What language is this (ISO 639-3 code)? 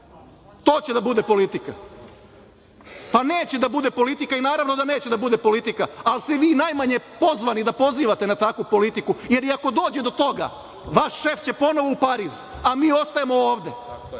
srp